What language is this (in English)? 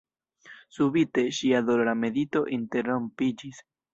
Esperanto